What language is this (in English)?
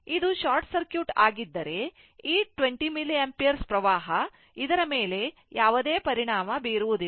Kannada